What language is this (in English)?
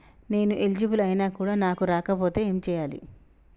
Telugu